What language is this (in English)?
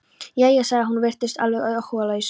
Icelandic